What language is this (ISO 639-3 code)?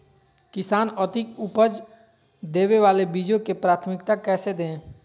mag